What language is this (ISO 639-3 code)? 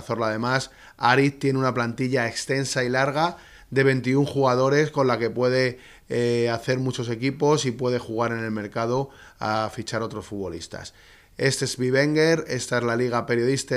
spa